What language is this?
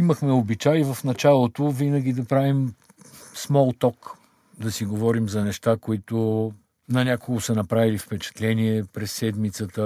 Bulgarian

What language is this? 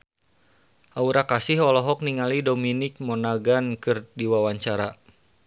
Sundanese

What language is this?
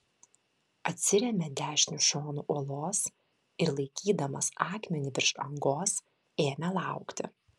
Lithuanian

